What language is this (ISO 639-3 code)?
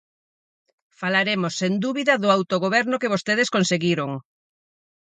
glg